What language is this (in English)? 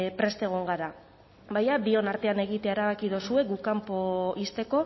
Basque